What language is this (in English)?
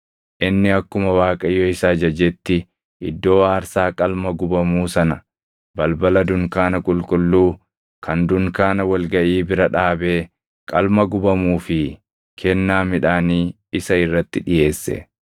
Oromo